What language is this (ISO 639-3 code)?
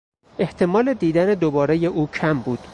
fas